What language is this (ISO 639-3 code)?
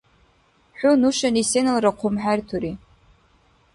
dar